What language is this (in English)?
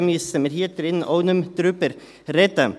Swiss German